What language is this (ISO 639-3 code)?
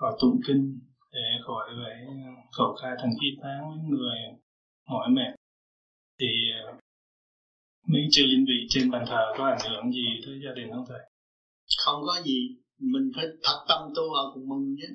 vie